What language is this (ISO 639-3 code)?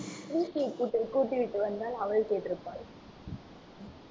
tam